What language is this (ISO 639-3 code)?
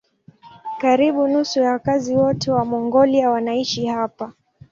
swa